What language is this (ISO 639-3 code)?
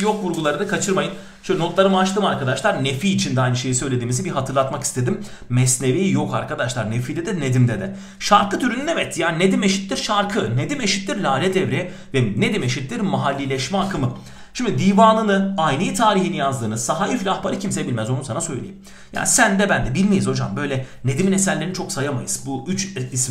tur